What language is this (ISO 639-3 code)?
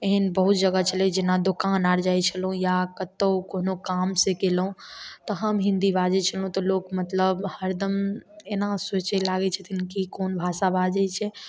mai